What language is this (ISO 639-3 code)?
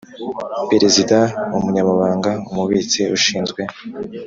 kin